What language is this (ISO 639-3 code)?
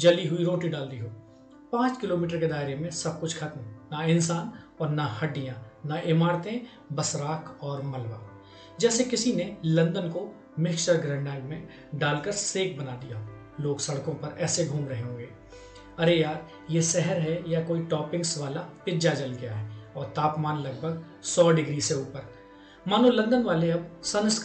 hin